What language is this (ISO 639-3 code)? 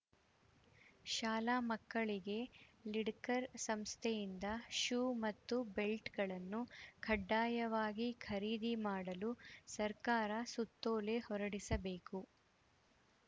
kan